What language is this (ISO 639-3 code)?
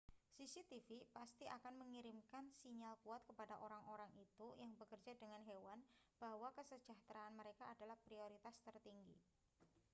ind